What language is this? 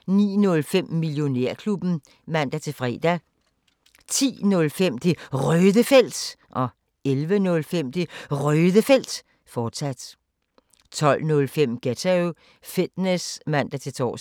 Danish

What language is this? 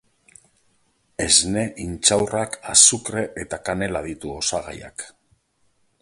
Basque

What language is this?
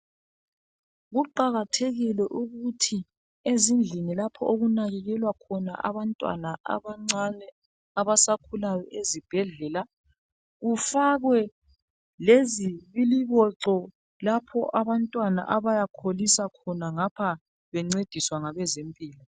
North Ndebele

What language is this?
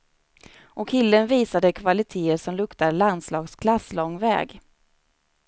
Swedish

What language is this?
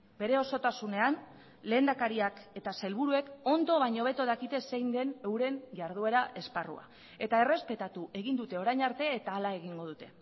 Basque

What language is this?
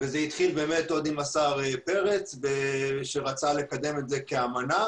Hebrew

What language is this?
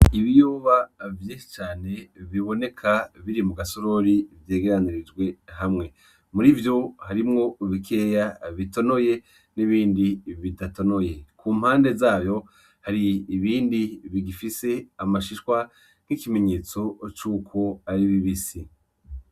Rundi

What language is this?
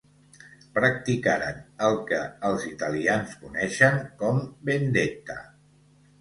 Catalan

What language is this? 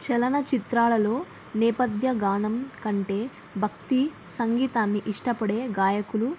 Telugu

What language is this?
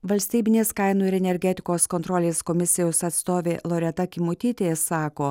Lithuanian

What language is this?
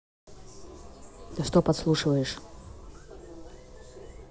Russian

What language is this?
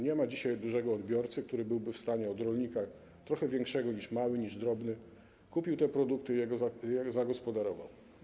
Polish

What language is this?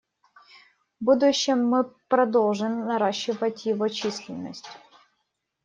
Russian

